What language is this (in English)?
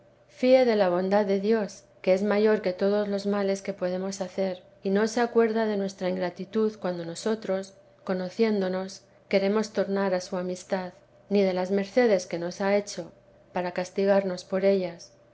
Spanish